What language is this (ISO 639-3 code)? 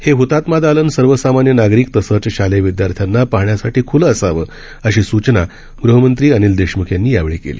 mar